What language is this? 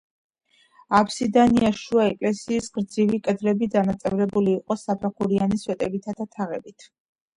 Georgian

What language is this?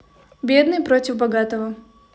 Russian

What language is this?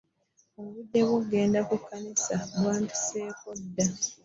Ganda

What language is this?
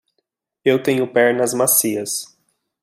Portuguese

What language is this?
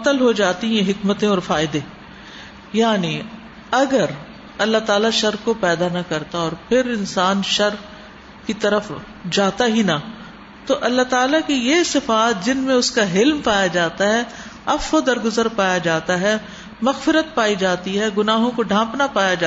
Urdu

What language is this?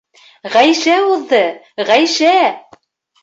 Bashkir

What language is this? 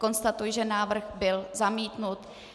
Czech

